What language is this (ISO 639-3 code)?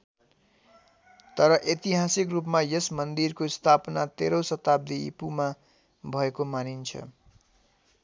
nep